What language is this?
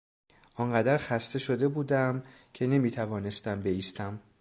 Persian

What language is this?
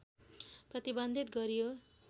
Nepali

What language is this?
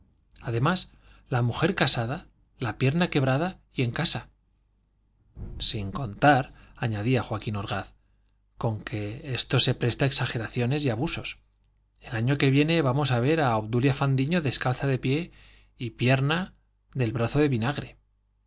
Spanish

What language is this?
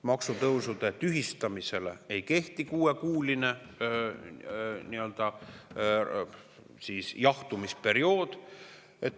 Estonian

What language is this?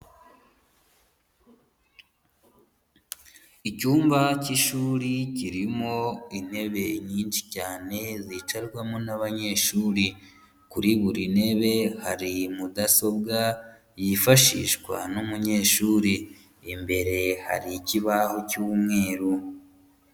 Kinyarwanda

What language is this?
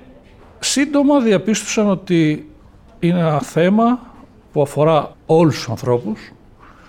Greek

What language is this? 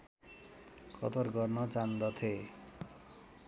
Nepali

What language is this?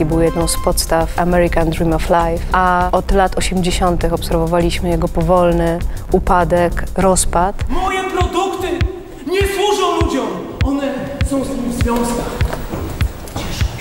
Polish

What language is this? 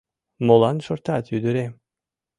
Mari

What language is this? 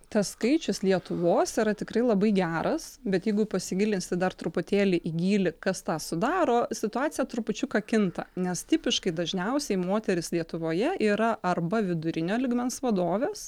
Lithuanian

